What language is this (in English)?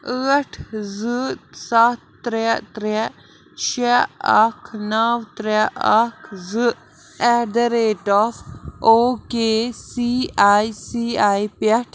Kashmiri